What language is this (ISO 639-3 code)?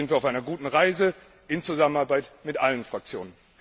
deu